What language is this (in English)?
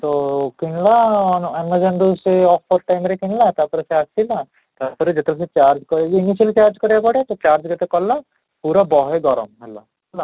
Odia